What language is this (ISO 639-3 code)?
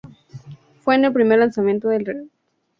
spa